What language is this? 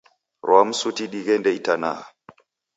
Taita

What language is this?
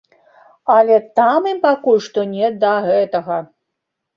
Belarusian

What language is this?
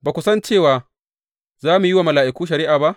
Hausa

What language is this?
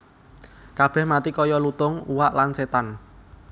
Javanese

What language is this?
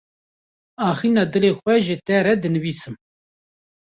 Kurdish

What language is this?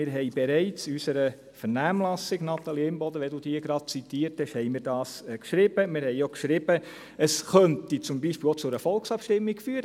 Swiss German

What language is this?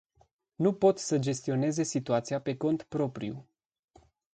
Romanian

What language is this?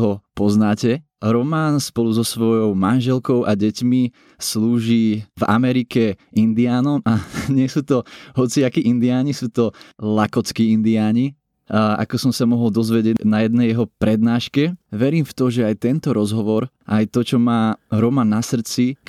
Slovak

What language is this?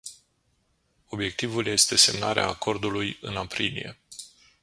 Romanian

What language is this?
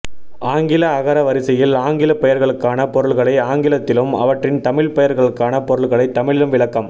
Tamil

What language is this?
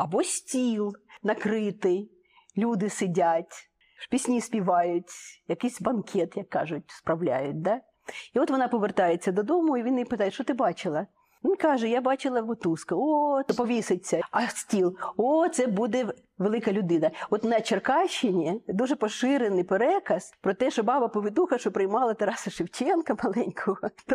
Ukrainian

